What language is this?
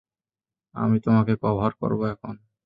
Bangla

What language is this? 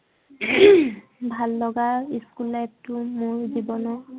Assamese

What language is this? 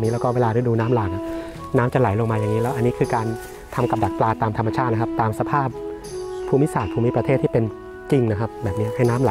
Thai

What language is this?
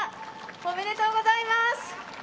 Japanese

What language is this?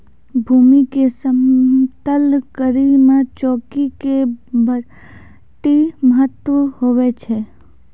Maithili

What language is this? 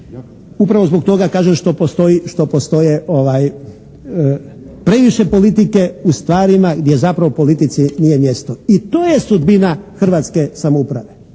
Croatian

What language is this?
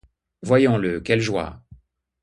French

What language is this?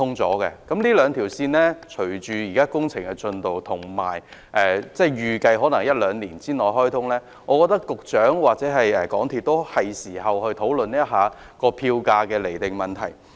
Cantonese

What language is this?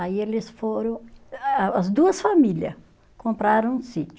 Portuguese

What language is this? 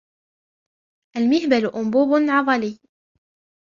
Arabic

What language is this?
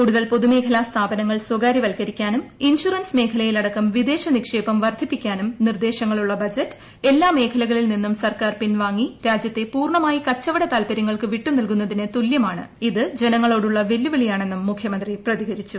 Malayalam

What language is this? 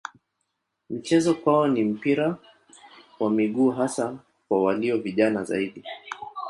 Swahili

